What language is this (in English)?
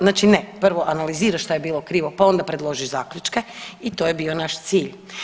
Croatian